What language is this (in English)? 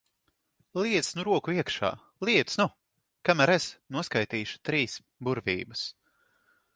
Latvian